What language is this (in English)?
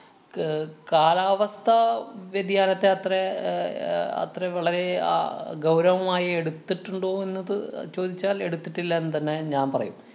Malayalam